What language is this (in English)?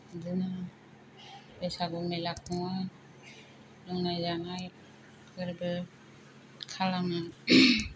Bodo